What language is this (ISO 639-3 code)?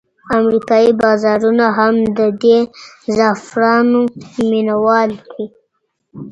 pus